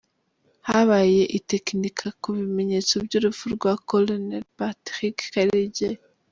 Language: Kinyarwanda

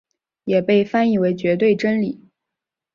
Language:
Chinese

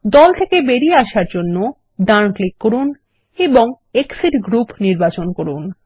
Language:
Bangla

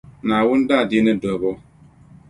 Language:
Dagbani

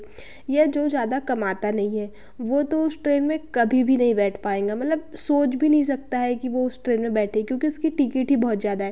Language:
Hindi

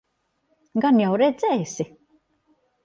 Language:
Latvian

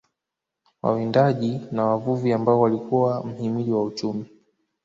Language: Swahili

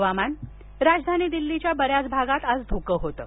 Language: Marathi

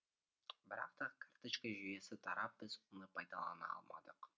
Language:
Kazakh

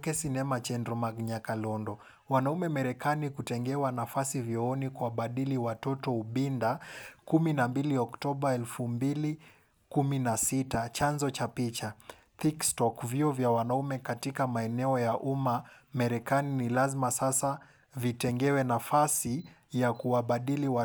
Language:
Luo (Kenya and Tanzania)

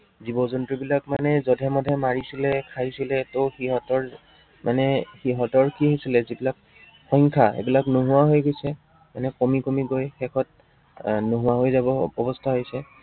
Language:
Assamese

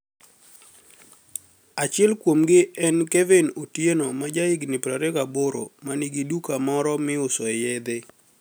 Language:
Luo (Kenya and Tanzania)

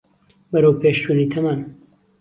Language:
Central Kurdish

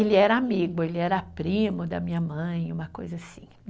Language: Portuguese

